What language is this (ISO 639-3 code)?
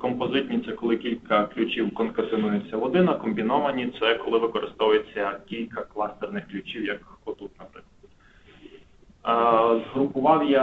ukr